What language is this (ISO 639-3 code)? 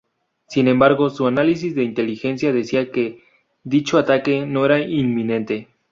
spa